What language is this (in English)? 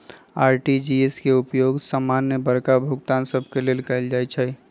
Magahi